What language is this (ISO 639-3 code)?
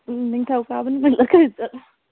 mni